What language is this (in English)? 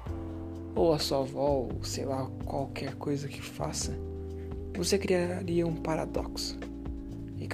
Portuguese